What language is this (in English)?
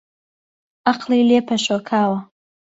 Central Kurdish